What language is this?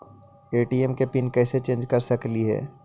Magahi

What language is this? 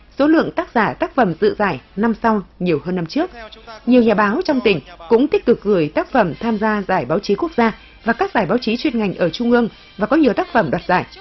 Vietnamese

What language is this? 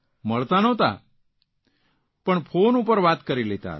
Gujarati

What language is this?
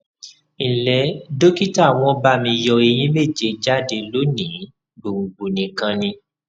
Yoruba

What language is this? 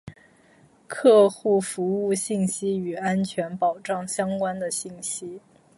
Chinese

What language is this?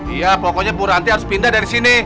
Indonesian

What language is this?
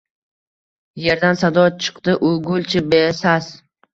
Uzbek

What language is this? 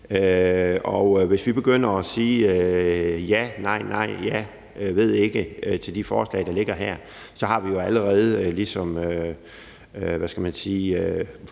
Danish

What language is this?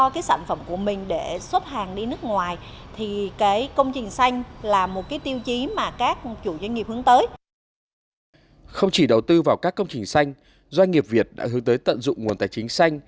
Vietnamese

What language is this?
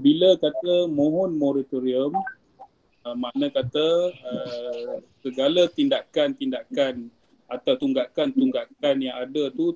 Malay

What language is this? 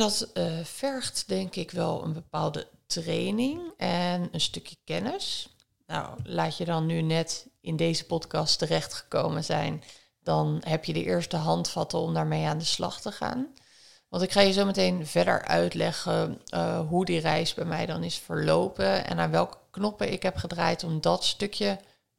Dutch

